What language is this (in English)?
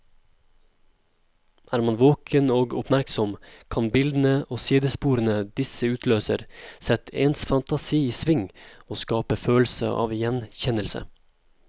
Norwegian